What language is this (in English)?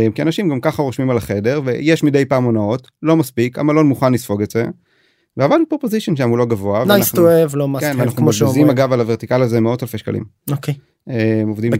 Hebrew